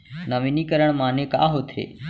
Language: Chhattisgarhi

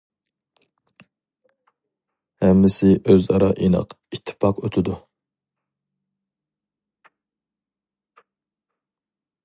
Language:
Uyghur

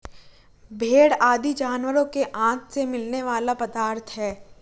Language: Hindi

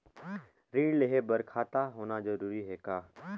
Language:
Chhattisgarhi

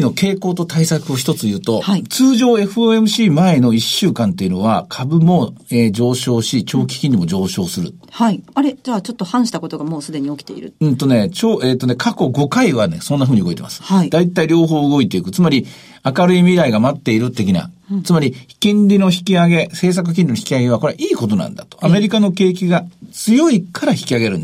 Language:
Japanese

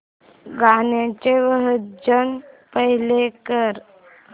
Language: Marathi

